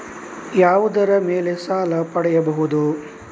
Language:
Kannada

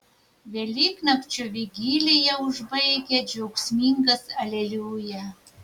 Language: Lithuanian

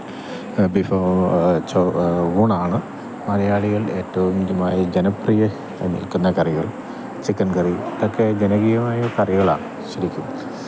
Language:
Malayalam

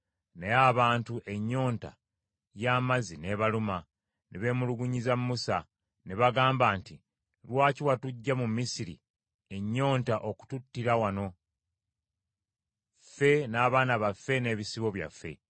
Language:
Ganda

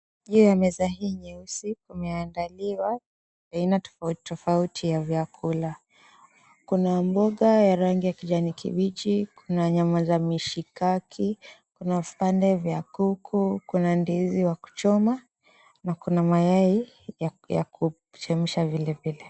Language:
Swahili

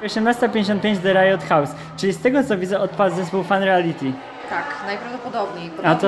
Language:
Polish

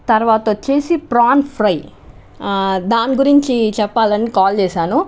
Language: Telugu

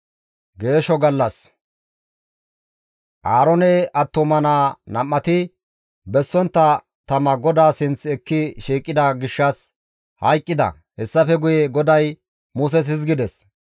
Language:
Gamo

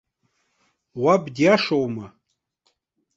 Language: Abkhazian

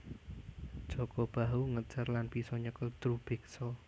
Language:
Javanese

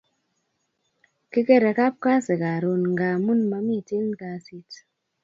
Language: Kalenjin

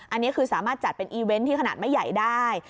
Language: Thai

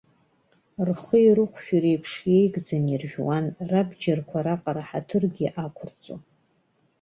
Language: Abkhazian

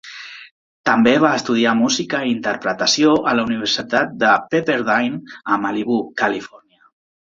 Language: Catalan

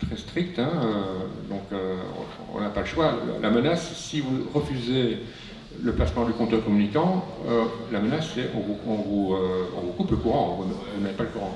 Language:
French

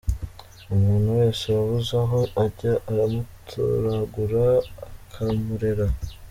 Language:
Kinyarwanda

